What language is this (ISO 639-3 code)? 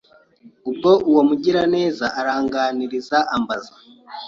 kin